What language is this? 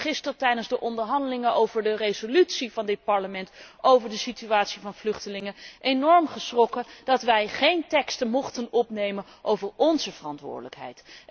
Dutch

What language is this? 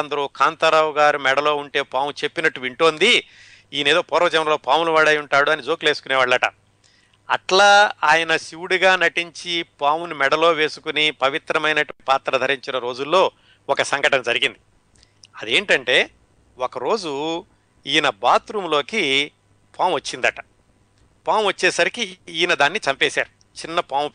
Telugu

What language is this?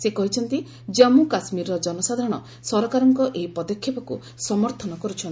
Odia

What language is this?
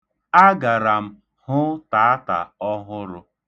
Igbo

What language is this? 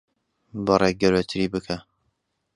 Central Kurdish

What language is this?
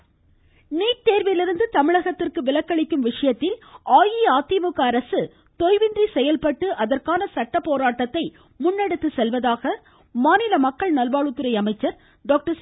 Tamil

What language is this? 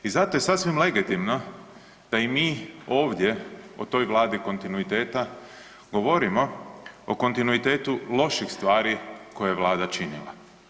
Croatian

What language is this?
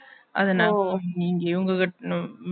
Tamil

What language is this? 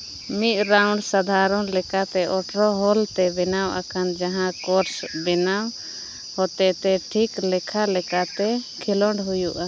Santali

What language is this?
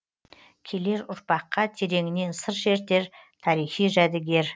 Kazakh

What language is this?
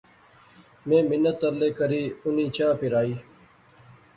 Pahari-Potwari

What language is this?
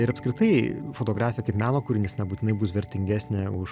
Lithuanian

